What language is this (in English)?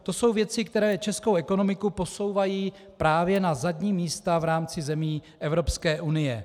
Czech